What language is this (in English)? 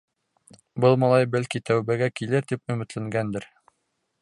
Bashkir